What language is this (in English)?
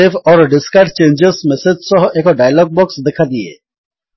Odia